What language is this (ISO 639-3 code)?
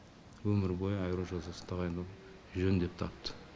kaz